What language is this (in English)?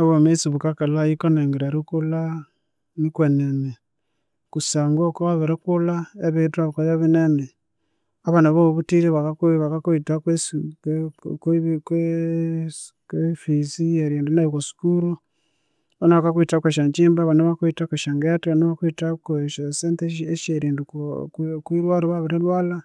Konzo